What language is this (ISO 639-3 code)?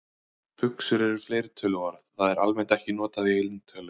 isl